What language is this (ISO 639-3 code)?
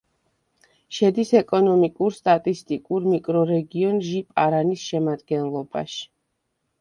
kat